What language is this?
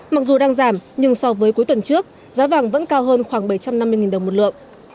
Vietnamese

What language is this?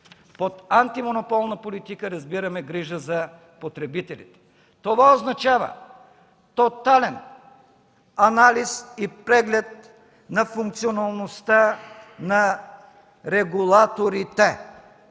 Bulgarian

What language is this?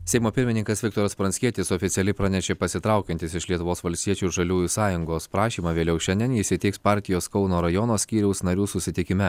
Lithuanian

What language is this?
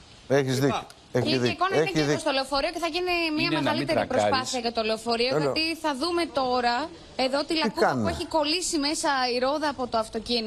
Greek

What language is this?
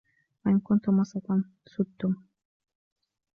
Arabic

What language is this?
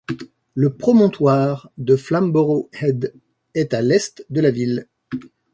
French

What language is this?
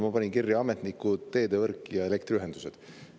Estonian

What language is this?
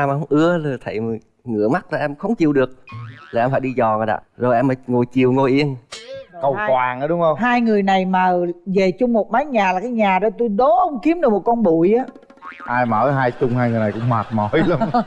Vietnamese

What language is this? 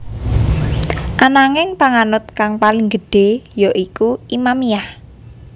Javanese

